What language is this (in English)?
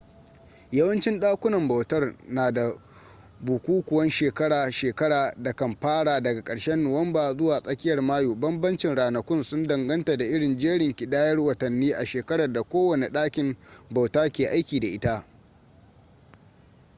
Hausa